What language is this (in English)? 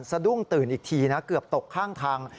Thai